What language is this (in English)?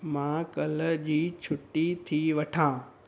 Sindhi